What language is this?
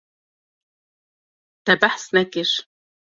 Kurdish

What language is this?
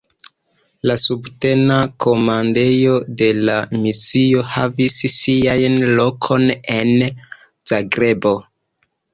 Esperanto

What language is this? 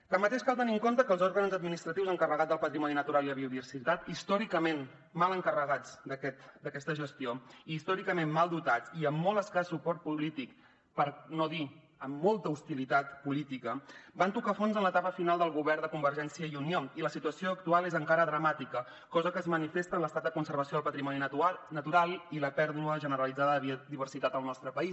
Catalan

